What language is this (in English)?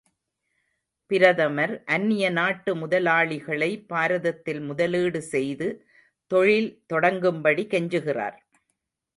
Tamil